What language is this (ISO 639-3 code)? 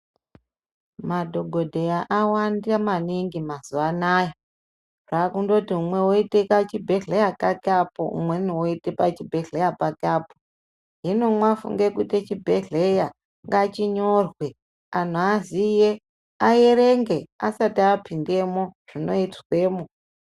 ndc